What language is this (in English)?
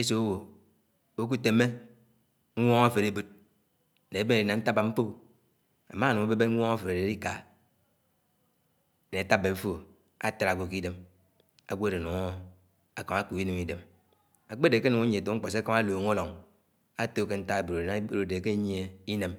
Anaang